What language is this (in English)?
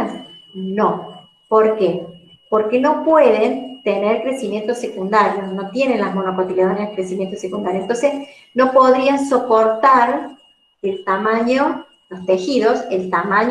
Spanish